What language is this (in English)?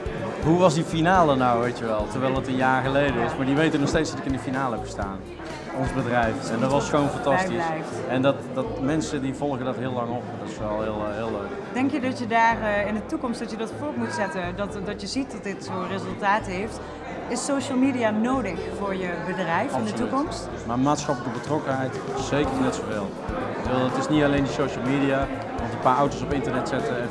Dutch